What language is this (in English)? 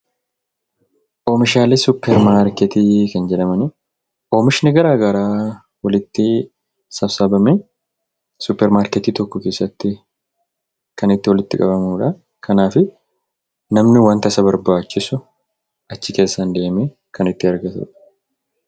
Oromo